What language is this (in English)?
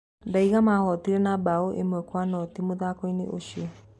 Kikuyu